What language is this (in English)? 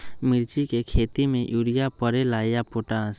Magahi